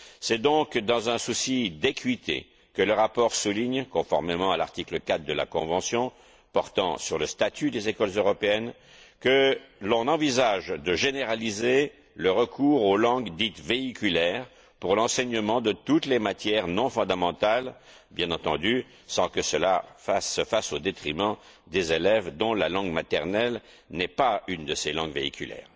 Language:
French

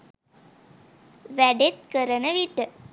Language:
Sinhala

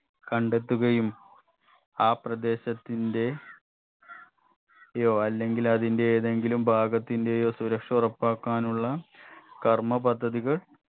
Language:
Malayalam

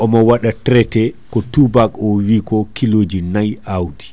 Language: Fula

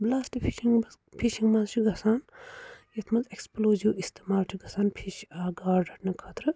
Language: Kashmiri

